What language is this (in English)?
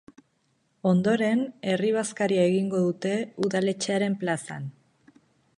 Basque